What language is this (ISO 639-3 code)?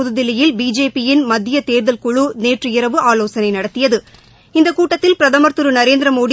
tam